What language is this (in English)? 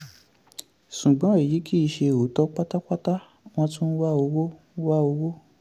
Yoruba